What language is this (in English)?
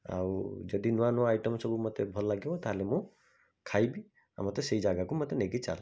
Odia